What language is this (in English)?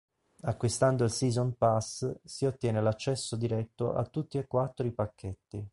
Italian